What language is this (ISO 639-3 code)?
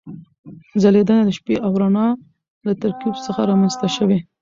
pus